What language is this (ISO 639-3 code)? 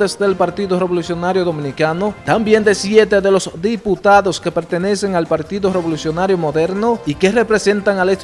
spa